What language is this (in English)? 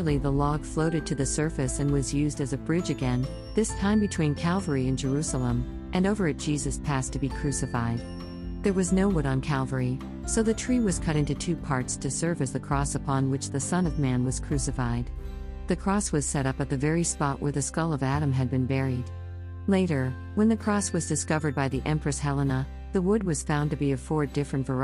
English